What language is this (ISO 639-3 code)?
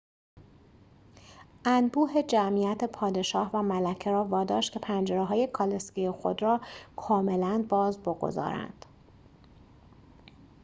fas